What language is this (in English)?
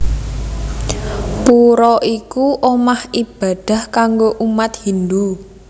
Javanese